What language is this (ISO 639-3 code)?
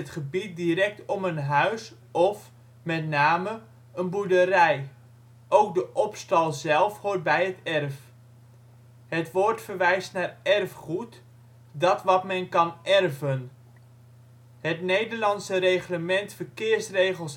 nld